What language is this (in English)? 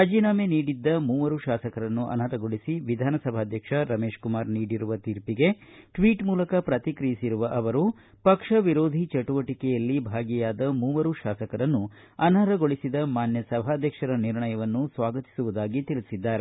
Kannada